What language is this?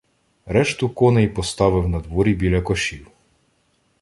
Ukrainian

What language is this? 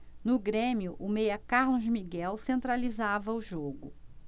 Portuguese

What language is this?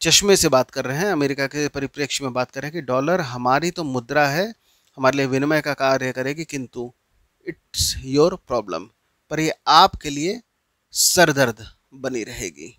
Hindi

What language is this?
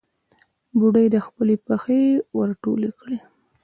Pashto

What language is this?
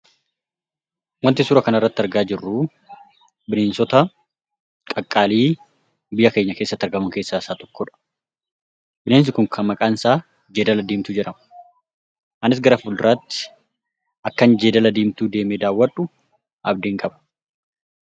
Oromo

